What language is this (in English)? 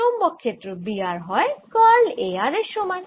Bangla